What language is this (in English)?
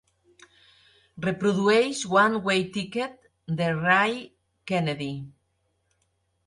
Catalan